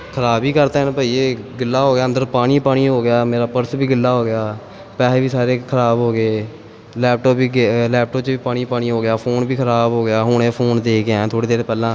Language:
Punjabi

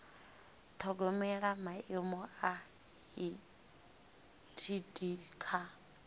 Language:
Venda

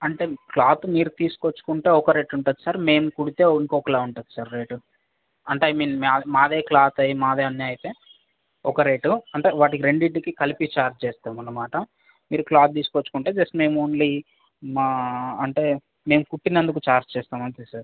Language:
Telugu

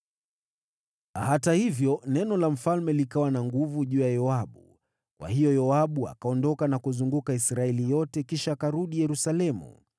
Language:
Swahili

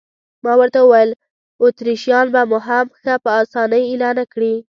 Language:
Pashto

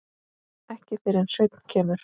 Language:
Icelandic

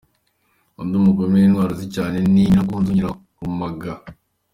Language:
Kinyarwanda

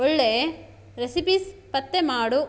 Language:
Kannada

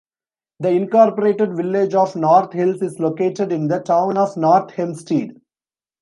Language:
English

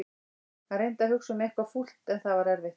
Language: Icelandic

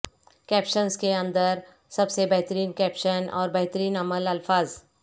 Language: Urdu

